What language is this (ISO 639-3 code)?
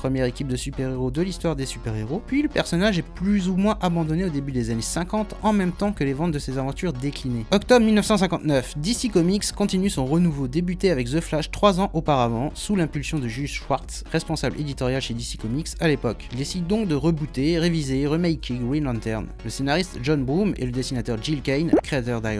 fra